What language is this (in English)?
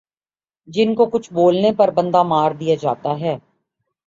Urdu